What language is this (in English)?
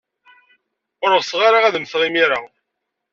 Kabyle